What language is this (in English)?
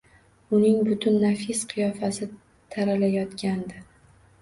Uzbek